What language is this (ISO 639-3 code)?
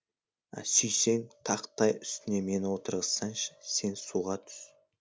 kaz